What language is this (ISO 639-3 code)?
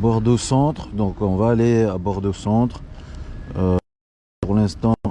fra